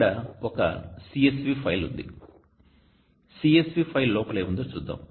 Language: Telugu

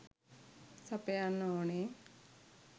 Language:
Sinhala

